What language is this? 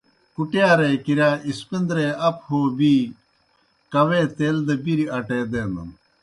Kohistani Shina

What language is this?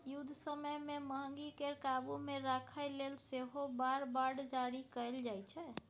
Maithili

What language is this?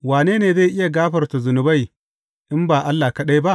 Hausa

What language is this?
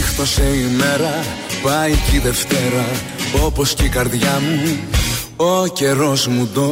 Greek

